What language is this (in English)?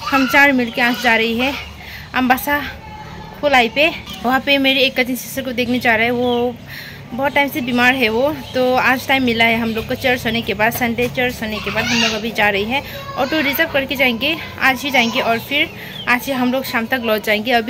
Bangla